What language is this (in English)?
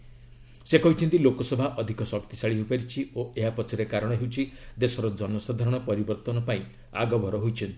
Odia